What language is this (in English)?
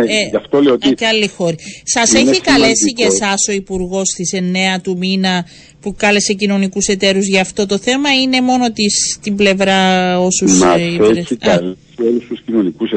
Greek